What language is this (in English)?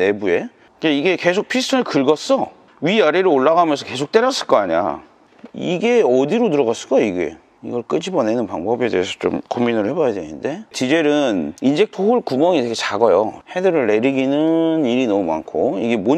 Korean